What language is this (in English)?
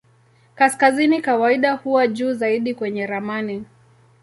Swahili